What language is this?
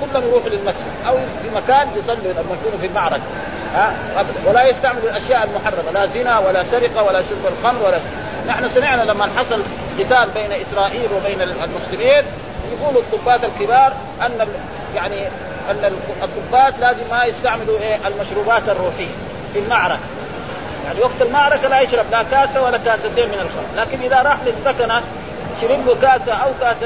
Arabic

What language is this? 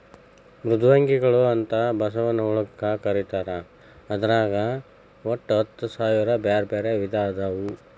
Kannada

